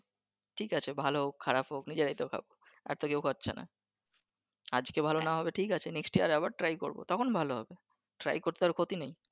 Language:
Bangla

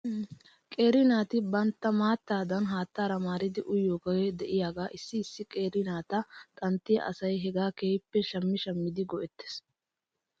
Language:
Wolaytta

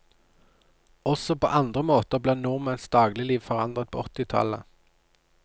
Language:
Norwegian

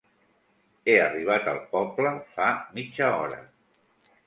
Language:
Catalan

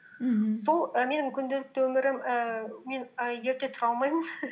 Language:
Kazakh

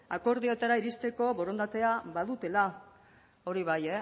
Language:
Basque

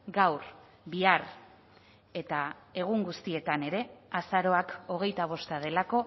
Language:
Basque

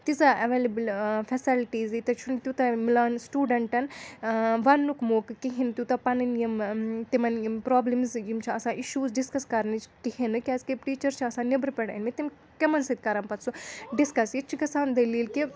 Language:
Kashmiri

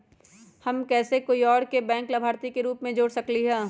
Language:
Magahi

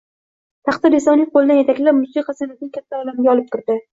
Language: Uzbek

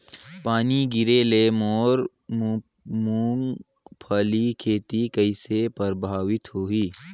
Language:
Chhattisgarhi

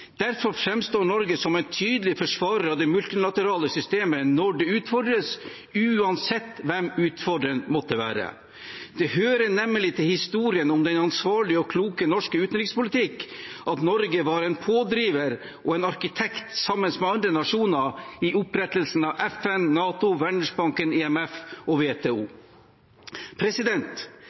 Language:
Norwegian Bokmål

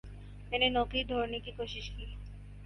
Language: Urdu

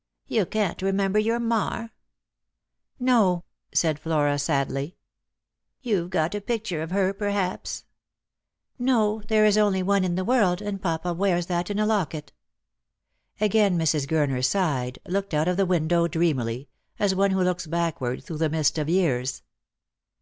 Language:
English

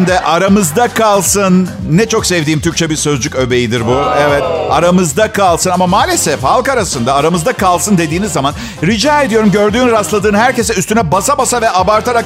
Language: Turkish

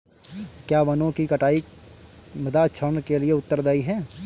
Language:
Hindi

